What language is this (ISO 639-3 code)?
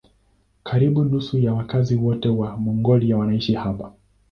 swa